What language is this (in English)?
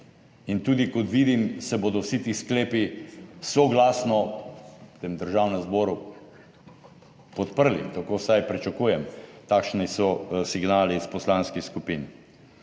Slovenian